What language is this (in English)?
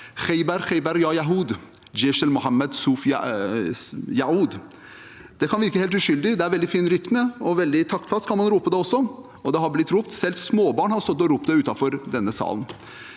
Norwegian